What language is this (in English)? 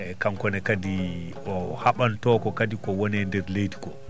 Fula